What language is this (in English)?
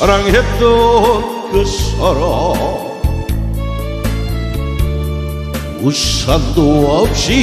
Korean